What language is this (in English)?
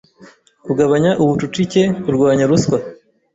Kinyarwanda